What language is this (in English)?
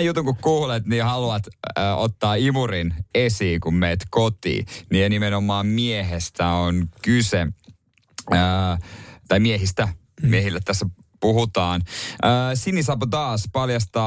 Finnish